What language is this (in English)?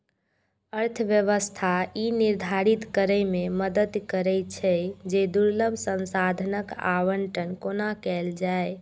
Maithili